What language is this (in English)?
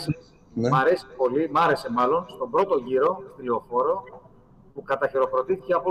Greek